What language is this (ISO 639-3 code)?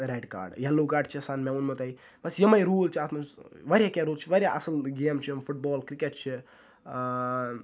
kas